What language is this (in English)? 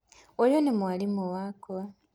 Kikuyu